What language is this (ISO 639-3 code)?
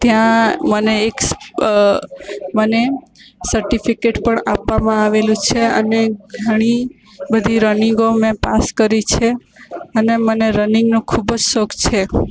guj